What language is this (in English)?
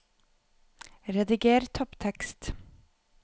Norwegian